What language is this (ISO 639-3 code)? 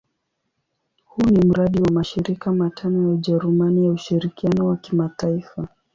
swa